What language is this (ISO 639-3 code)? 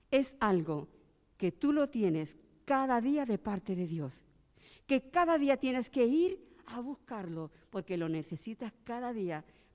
spa